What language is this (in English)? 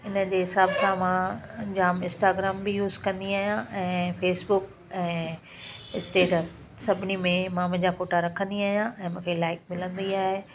Sindhi